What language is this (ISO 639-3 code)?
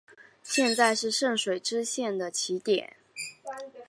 zho